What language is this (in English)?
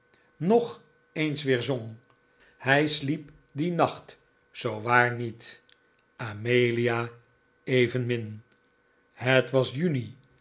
Dutch